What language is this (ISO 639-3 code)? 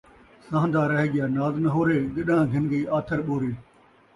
skr